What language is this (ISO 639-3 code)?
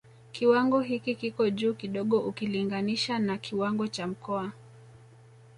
swa